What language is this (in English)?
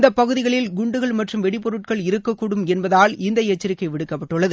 Tamil